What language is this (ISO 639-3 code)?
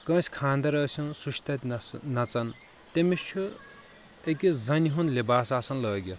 kas